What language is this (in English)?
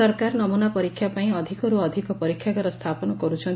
Odia